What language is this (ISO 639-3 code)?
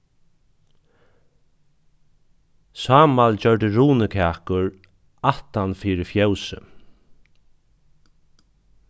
fao